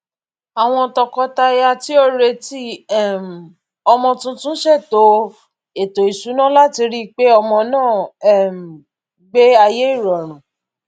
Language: Yoruba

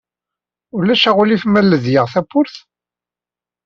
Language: Kabyle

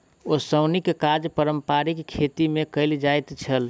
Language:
Maithili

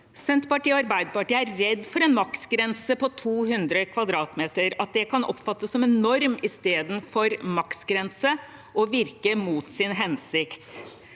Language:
Norwegian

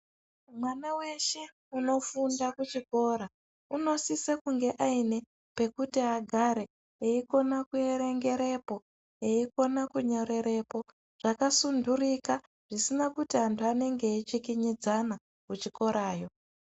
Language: Ndau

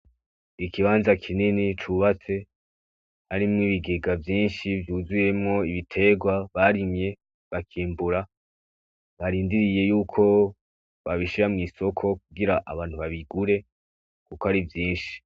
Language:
Rundi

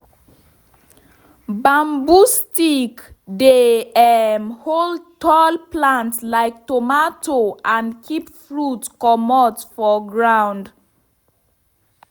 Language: Nigerian Pidgin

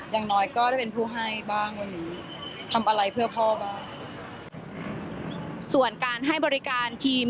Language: Thai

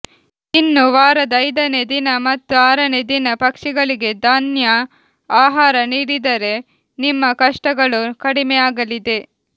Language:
Kannada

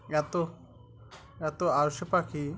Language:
Bangla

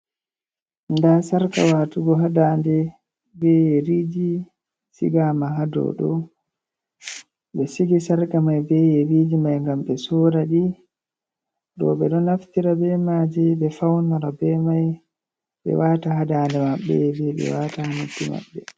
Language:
Fula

